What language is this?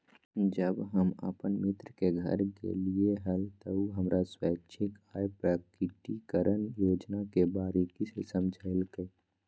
Magahi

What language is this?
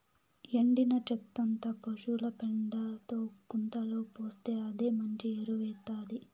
Telugu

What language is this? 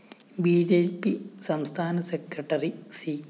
Malayalam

